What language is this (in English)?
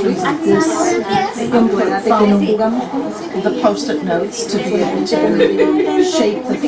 English